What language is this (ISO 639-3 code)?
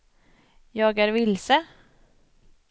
swe